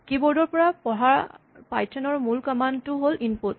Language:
Assamese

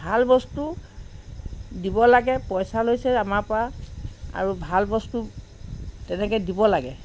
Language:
Assamese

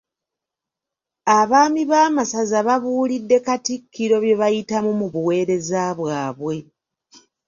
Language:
Ganda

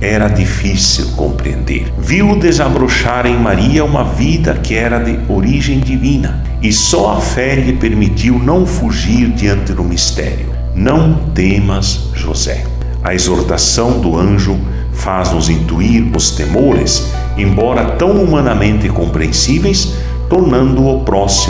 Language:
Portuguese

